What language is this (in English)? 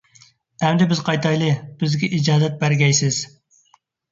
Uyghur